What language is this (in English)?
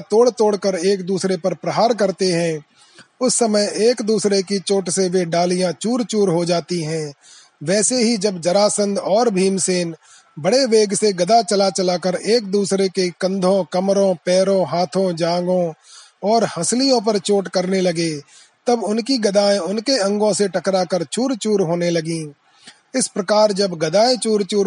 Hindi